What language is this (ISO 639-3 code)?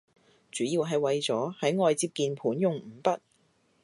yue